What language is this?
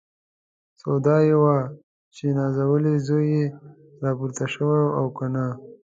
Pashto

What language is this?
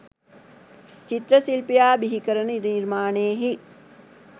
Sinhala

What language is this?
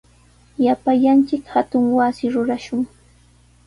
Sihuas Ancash Quechua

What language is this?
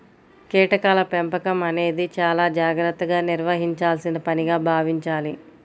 Telugu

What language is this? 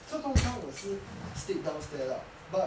English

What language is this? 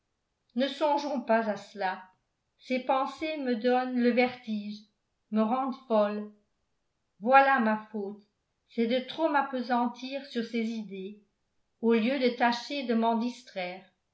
French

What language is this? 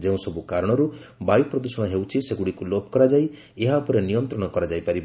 Odia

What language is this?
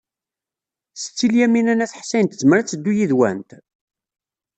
Kabyle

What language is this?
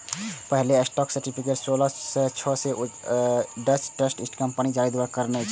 Maithili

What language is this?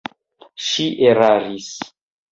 Esperanto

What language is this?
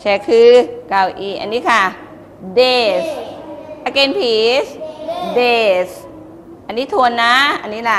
Thai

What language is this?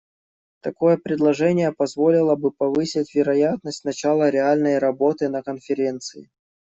Russian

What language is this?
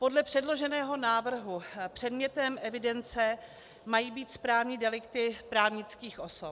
Czech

